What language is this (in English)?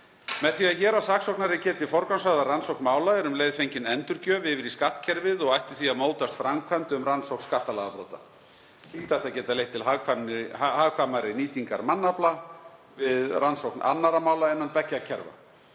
Icelandic